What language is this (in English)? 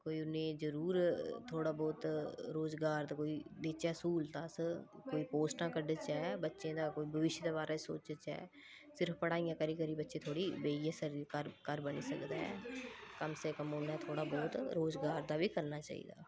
Dogri